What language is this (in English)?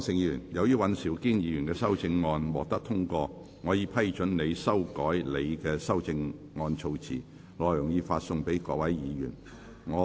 Cantonese